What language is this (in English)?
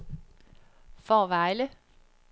Danish